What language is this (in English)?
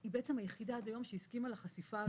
Hebrew